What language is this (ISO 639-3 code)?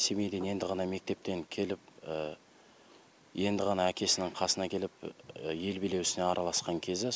kaz